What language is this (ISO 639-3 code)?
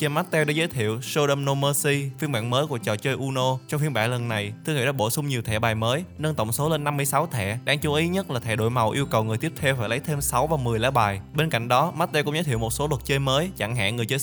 vie